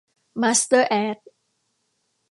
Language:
Thai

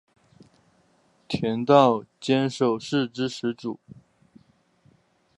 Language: Chinese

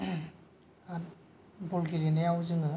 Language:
Bodo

